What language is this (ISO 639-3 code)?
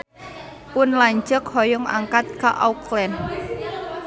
sun